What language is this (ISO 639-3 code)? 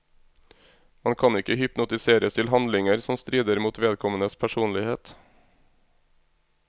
nor